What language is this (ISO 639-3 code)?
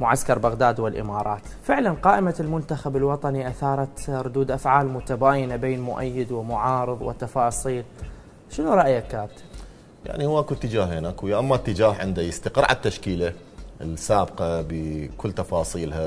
ara